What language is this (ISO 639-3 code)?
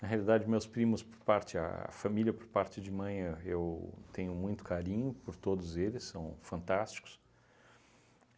por